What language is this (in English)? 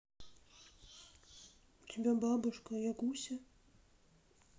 Russian